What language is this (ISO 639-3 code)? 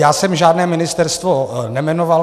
ces